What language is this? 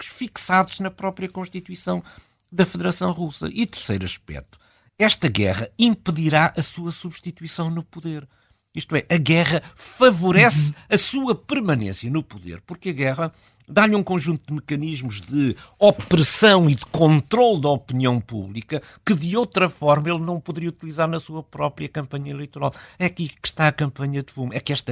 Portuguese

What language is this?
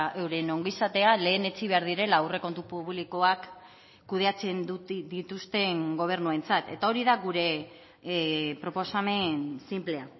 Basque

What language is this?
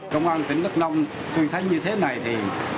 Vietnamese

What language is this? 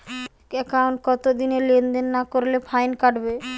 Bangla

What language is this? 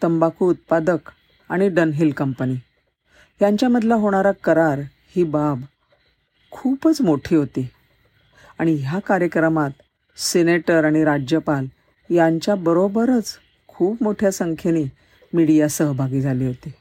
Marathi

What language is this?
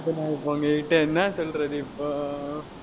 Tamil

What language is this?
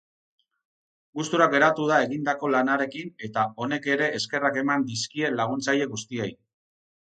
Basque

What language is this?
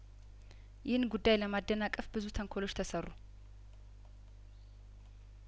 Amharic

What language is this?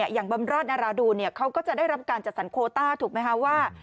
Thai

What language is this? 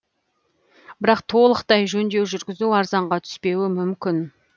Kazakh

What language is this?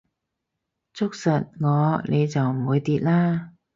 Cantonese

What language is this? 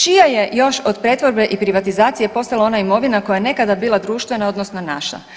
Croatian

